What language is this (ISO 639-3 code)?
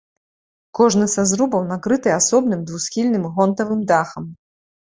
bel